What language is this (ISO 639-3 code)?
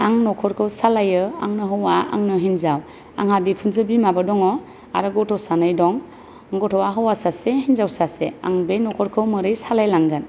brx